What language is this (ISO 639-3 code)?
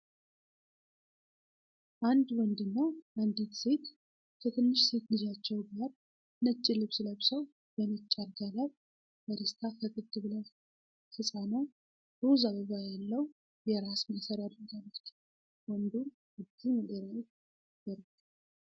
amh